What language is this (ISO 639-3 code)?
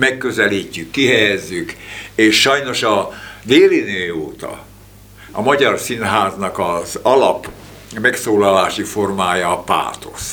hun